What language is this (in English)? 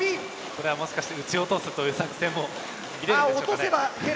Japanese